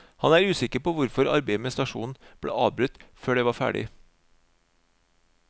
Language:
Norwegian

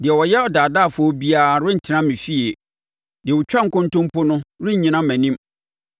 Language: Akan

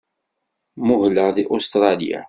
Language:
Kabyle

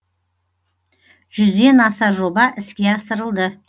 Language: Kazakh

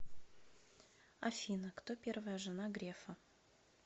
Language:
Russian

